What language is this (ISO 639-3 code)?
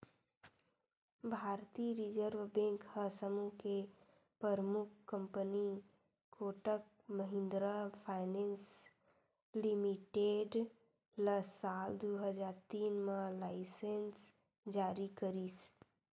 hne